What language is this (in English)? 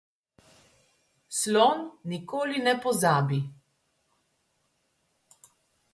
Slovenian